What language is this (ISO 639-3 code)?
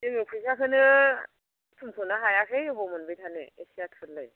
brx